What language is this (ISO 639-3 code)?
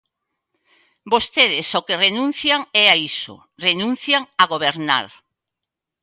glg